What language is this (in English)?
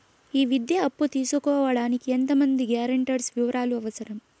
Telugu